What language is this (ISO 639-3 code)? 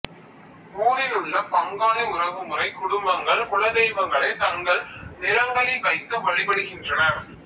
tam